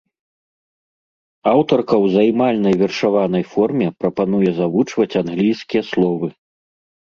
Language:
Belarusian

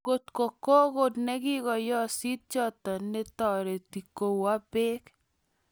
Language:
Kalenjin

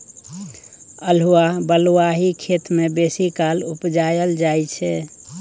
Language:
Maithili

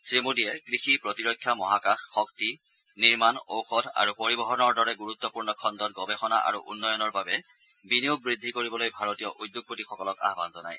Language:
Assamese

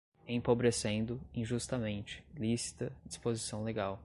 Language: Portuguese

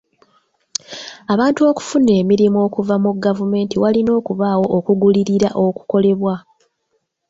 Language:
Ganda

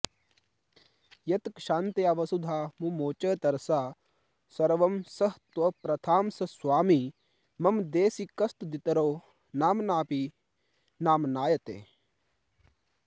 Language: Sanskrit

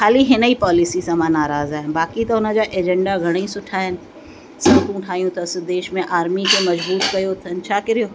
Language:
Sindhi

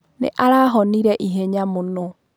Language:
Kikuyu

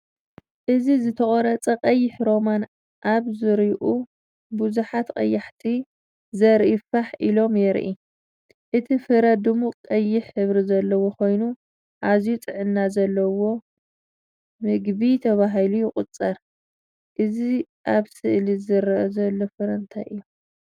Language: Tigrinya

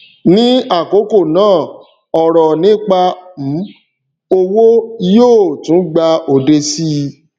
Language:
Yoruba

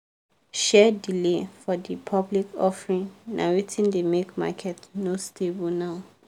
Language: Nigerian Pidgin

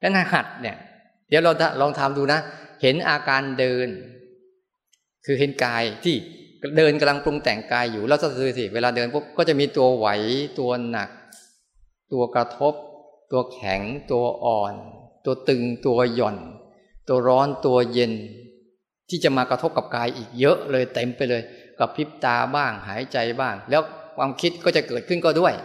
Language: Thai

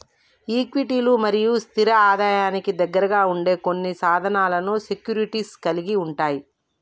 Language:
Telugu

